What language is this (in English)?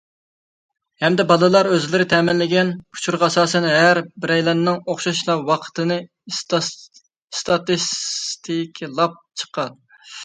Uyghur